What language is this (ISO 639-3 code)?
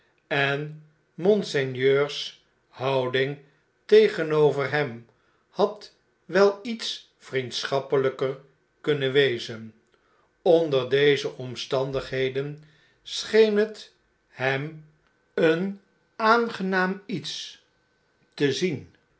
nld